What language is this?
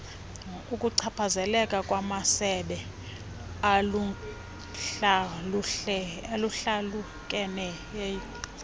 Xhosa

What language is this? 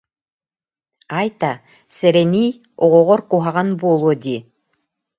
Yakut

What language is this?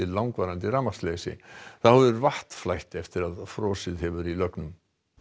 Icelandic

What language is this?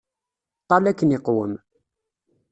Kabyle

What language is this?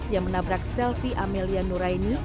Indonesian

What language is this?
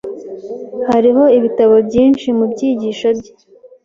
Kinyarwanda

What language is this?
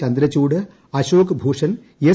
Malayalam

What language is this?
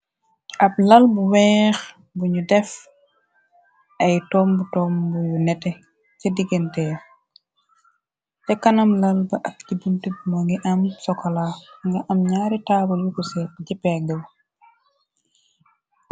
Wolof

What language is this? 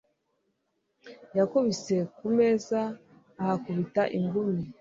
Kinyarwanda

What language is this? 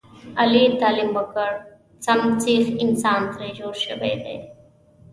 Pashto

